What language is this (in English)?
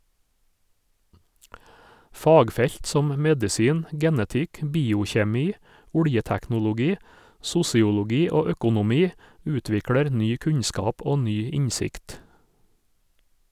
Norwegian